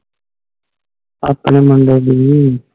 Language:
Punjabi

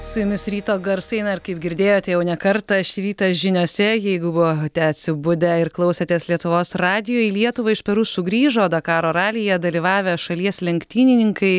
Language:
Lithuanian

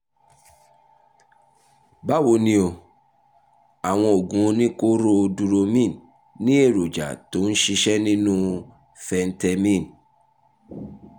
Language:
Yoruba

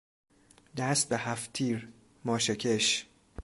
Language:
Persian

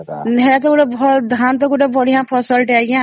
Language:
Odia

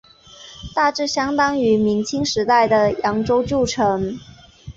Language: Chinese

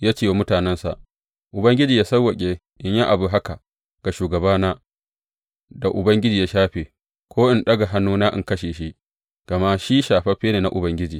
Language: Hausa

